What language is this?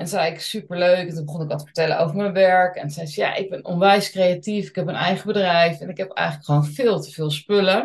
Dutch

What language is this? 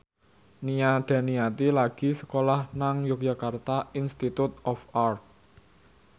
Javanese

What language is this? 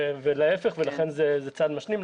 Hebrew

